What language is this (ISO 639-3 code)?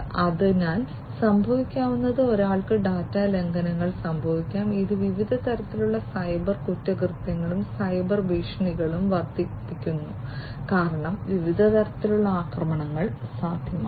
mal